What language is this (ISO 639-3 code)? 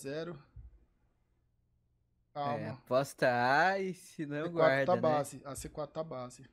por